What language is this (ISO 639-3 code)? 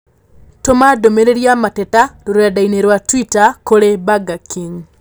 kik